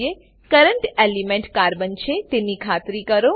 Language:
Gujarati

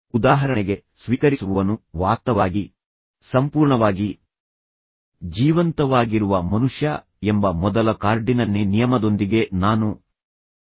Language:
Kannada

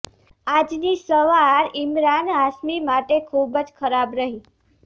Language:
Gujarati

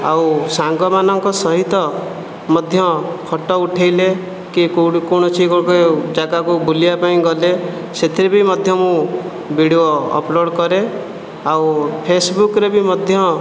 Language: Odia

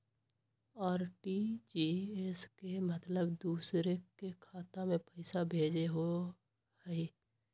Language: Magahi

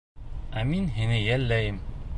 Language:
Bashkir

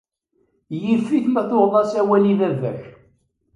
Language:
Kabyle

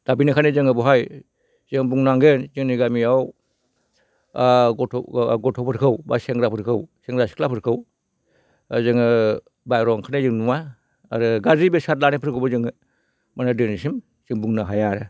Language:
Bodo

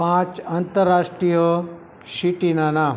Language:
Gujarati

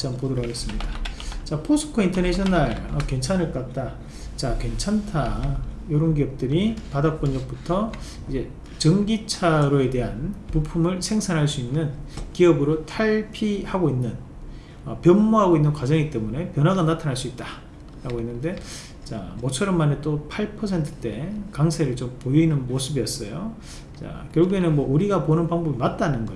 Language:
Korean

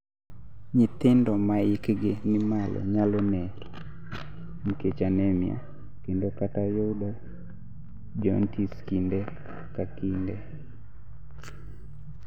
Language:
Luo (Kenya and Tanzania)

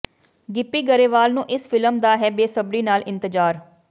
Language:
Punjabi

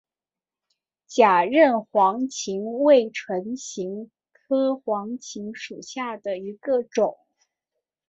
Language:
Chinese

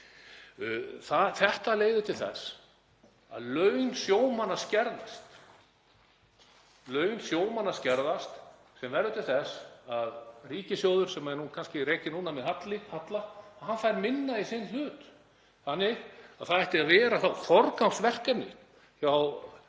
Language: Icelandic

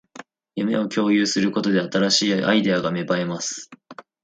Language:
Japanese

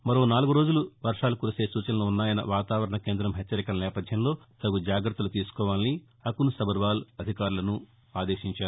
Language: Telugu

